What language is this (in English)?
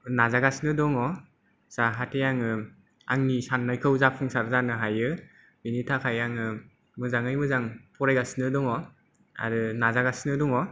Bodo